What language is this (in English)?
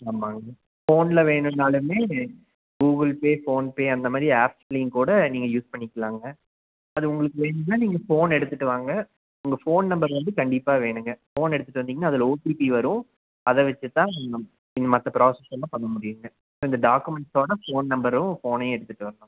Tamil